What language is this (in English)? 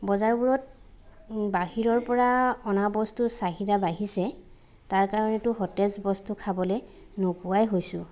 Assamese